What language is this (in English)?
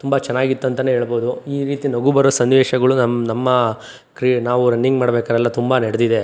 Kannada